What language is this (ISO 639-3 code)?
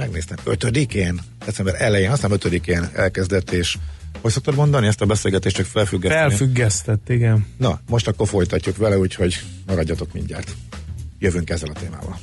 hun